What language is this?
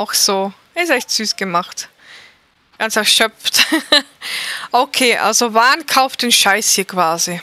German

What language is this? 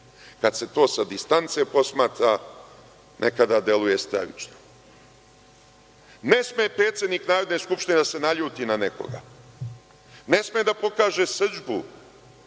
Serbian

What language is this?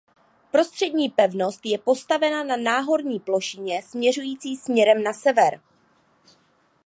Czech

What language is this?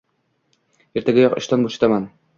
Uzbek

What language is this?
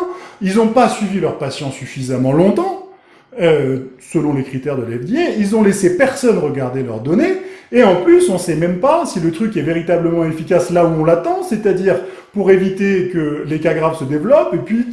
French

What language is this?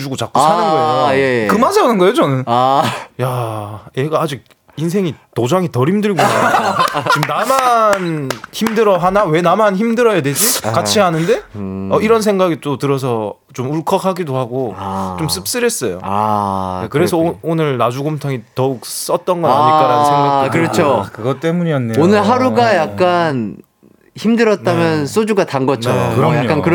Korean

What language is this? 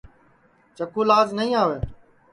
Sansi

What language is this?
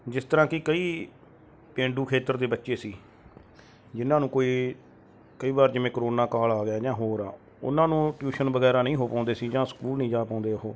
Punjabi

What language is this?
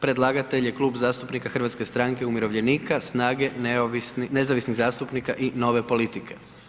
Croatian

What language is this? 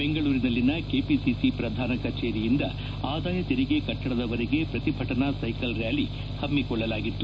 Kannada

